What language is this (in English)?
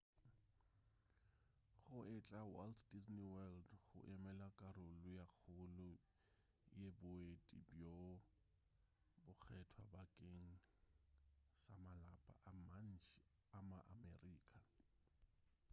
Northern Sotho